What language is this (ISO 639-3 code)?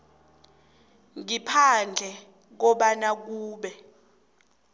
nbl